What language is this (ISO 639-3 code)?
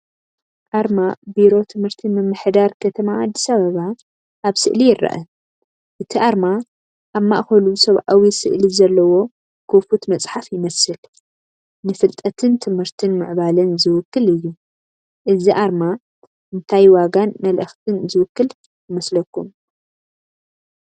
tir